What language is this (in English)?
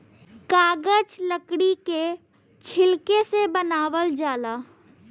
Bhojpuri